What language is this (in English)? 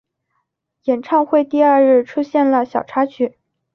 Chinese